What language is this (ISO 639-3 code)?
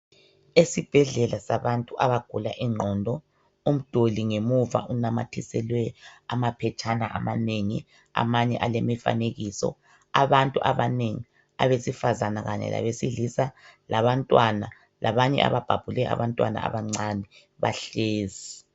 nde